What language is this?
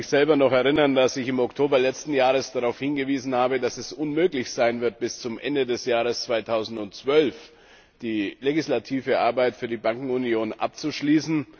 German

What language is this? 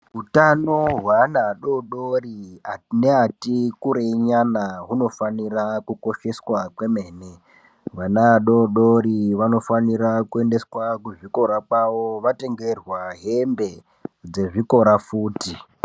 Ndau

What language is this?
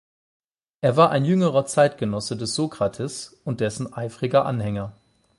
German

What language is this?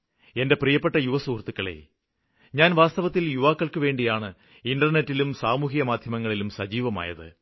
Malayalam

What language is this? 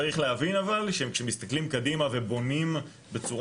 Hebrew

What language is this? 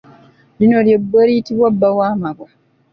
Ganda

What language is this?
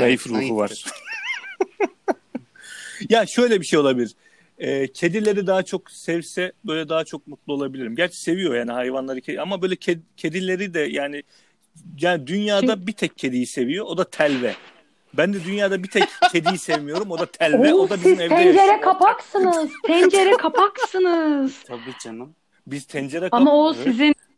Turkish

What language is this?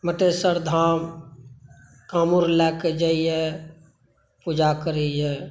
Maithili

